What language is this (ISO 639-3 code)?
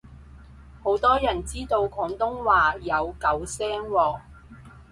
yue